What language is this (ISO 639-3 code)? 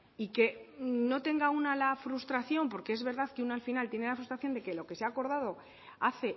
spa